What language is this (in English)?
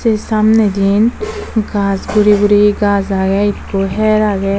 Chakma